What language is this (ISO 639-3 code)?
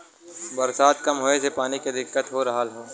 bho